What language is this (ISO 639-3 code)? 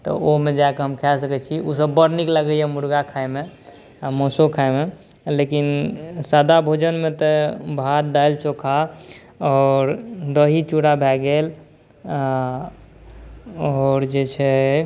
mai